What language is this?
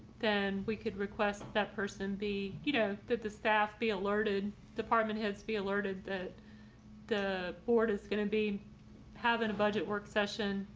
English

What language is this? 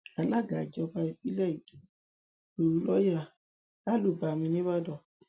Yoruba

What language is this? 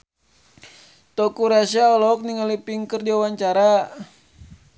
Sundanese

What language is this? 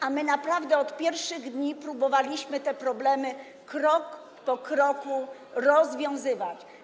Polish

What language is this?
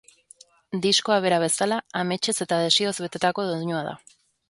Basque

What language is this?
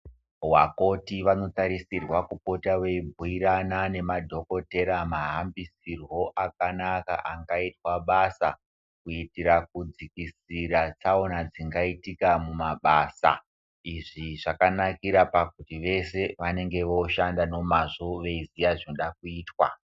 Ndau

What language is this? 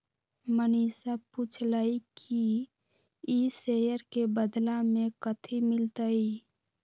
Magahi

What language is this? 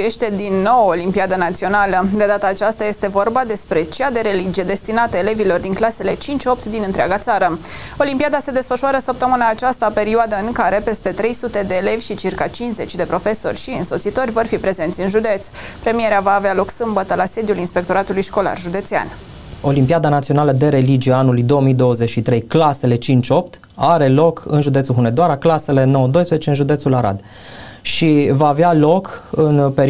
Romanian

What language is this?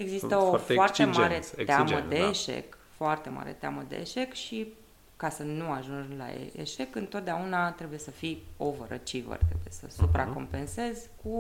Romanian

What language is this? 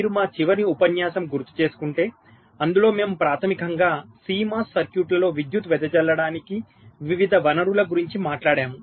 Telugu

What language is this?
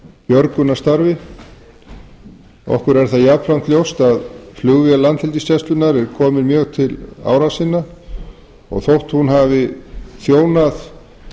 Icelandic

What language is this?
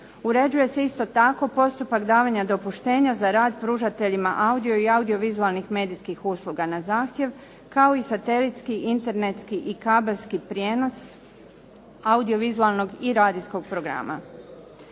Croatian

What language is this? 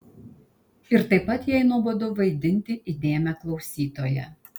Lithuanian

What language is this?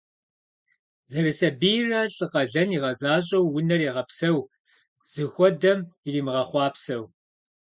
Kabardian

